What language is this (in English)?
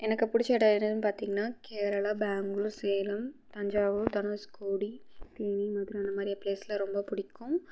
Tamil